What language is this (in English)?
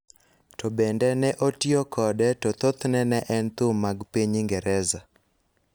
Luo (Kenya and Tanzania)